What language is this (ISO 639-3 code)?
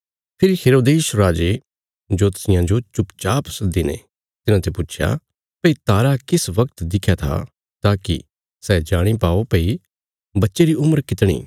kfs